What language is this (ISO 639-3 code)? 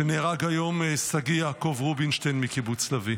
heb